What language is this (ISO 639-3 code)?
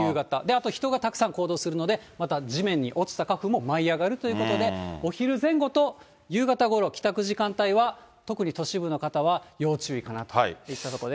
jpn